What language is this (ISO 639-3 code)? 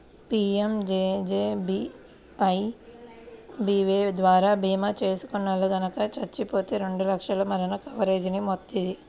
tel